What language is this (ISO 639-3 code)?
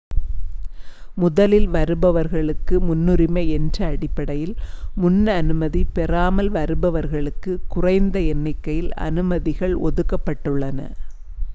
tam